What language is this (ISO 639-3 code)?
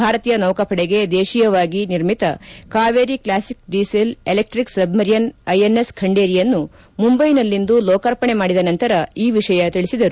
kan